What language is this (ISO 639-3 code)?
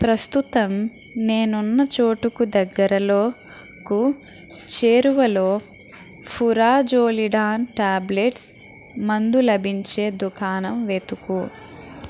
tel